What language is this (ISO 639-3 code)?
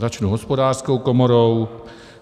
ces